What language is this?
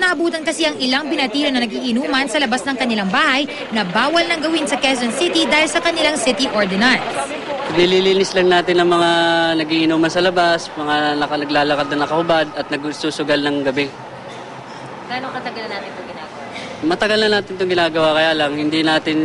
Filipino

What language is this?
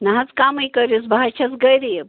Kashmiri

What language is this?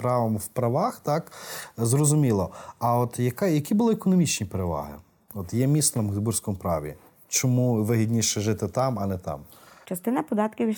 Ukrainian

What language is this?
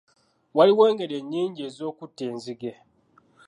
Ganda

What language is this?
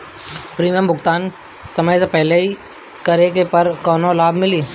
Bhojpuri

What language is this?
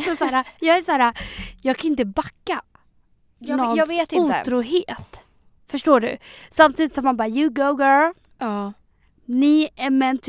Swedish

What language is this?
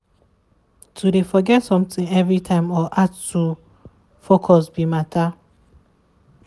Nigerian Pidgin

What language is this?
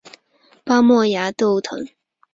Chinese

